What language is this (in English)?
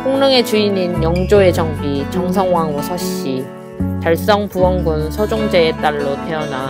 Korean